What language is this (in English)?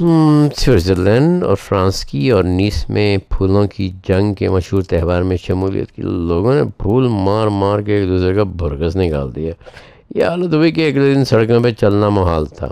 Urdu